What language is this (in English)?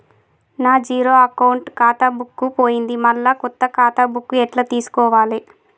Telugu